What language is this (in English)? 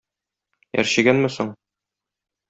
Tatar